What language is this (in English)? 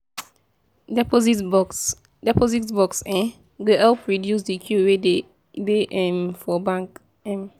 Nigerian Pidgin